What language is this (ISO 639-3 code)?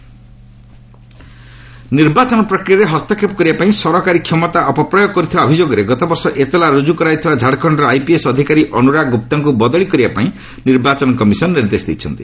ori